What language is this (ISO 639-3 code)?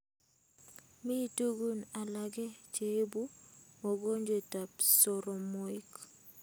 kln